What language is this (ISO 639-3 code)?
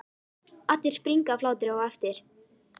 isl